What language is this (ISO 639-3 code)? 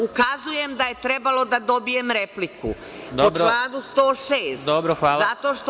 srp